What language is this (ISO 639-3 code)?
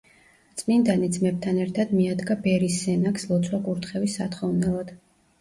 kat